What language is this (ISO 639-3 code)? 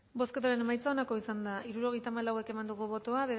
eus